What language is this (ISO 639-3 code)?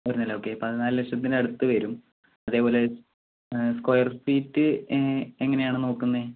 mal